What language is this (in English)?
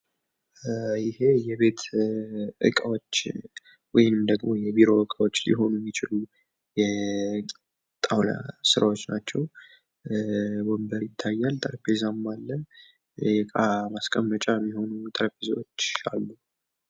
Amharic